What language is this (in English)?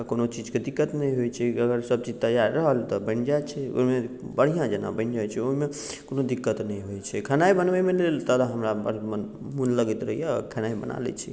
Maithili